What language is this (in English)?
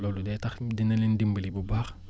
Wolof